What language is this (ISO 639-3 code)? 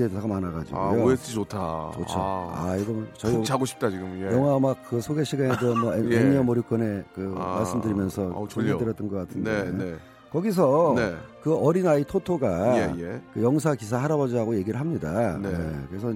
kor